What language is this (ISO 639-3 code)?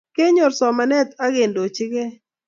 kln